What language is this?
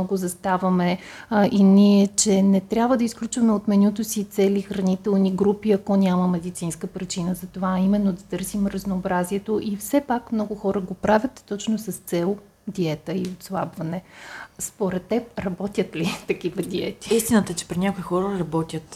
Bulgarian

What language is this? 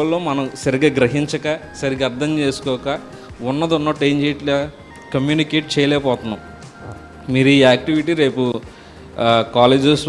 English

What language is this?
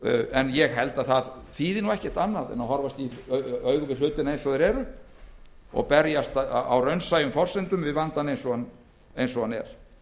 Icelandic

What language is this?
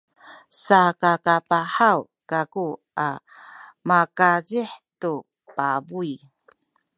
Sakizaya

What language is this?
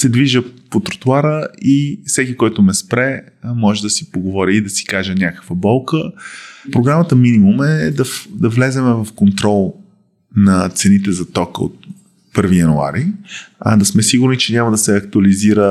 Bulgarian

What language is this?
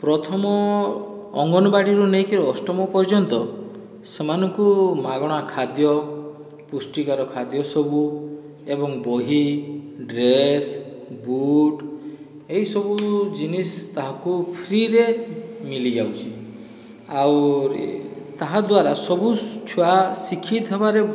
Odia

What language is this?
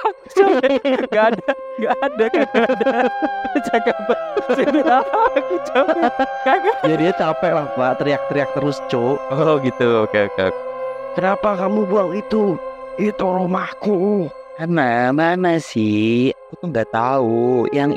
Indonesian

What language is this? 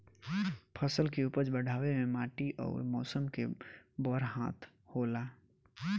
Bhojpuri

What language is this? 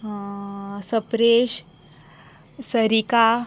Konkani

